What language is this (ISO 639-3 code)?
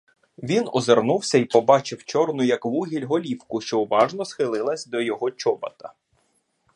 ukr